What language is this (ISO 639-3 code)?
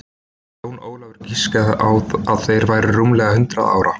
isl